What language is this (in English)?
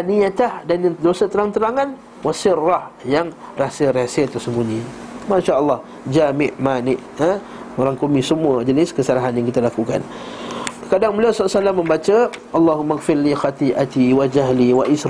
Malay